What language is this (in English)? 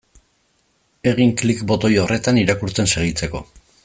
Basque